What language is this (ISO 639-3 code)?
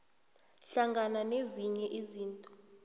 nbl